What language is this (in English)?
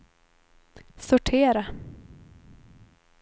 Swedish